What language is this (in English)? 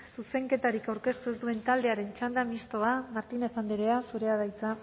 Basque